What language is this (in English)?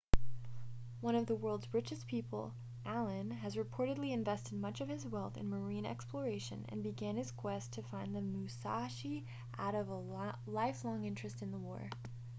English